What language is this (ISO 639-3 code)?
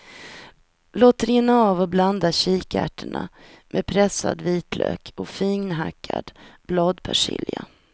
swe